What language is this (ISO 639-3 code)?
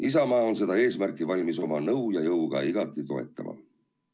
est